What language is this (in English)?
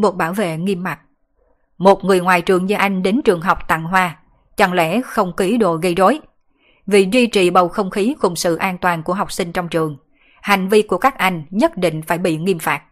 Vietnamese